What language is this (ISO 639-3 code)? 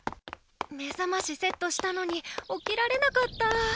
jpn